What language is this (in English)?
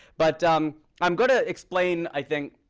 English